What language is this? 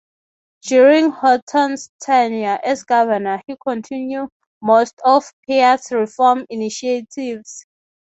English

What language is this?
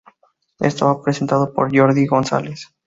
Spanish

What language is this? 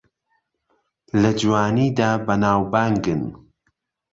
Central Kurdish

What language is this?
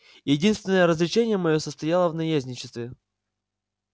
Russian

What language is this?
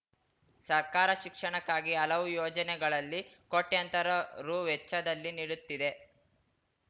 Kannada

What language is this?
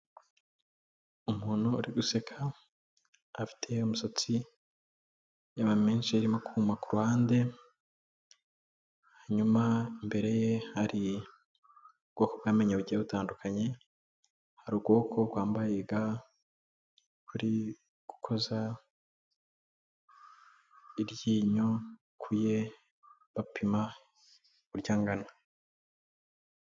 Kinyarwanda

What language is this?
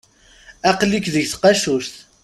Kabyle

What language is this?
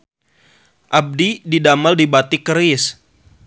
Sundanese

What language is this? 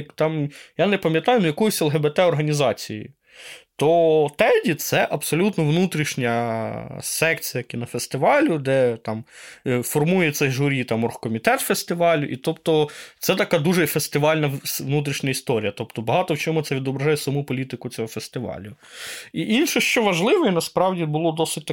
Ukrainian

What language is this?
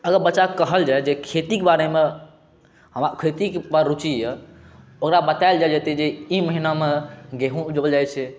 Maithili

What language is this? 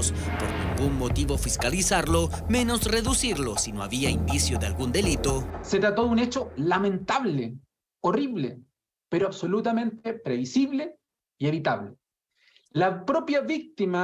Spanish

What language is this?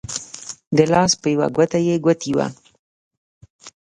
Pashto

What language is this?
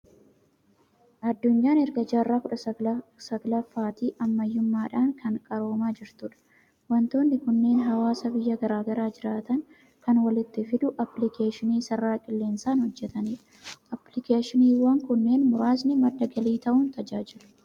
Oromo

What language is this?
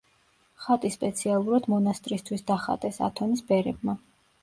Georgian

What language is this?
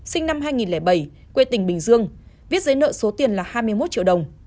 Vietnamese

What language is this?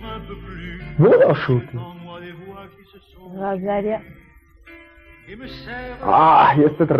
Turkish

